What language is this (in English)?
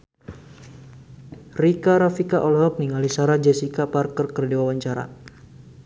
Sundanese